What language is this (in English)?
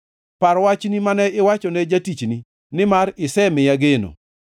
Luo (Kenya and Tanzania)